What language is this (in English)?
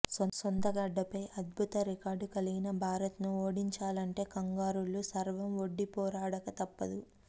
Telugu